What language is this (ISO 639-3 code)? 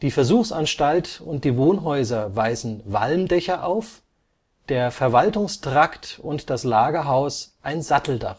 deu